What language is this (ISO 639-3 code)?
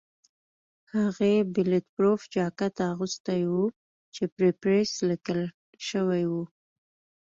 pus